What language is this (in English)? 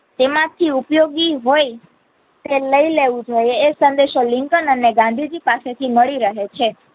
Gujarati